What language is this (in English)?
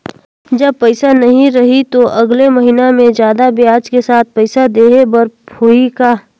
Chhattisgarhi